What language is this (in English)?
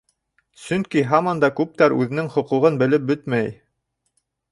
Bashkir